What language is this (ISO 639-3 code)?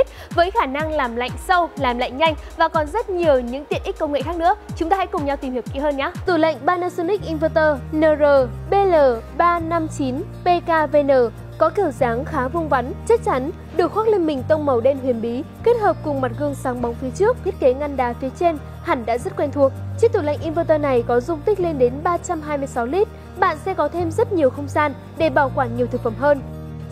vie